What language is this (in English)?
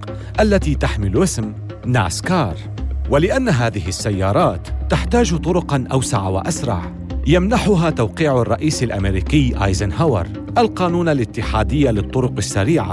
Arabic